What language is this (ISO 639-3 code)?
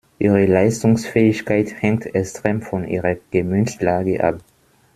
deu